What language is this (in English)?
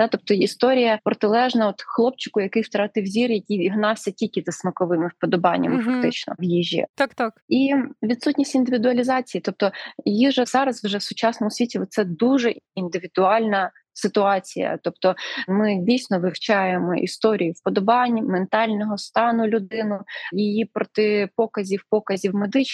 Ukrainian